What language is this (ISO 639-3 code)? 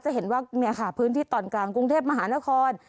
tha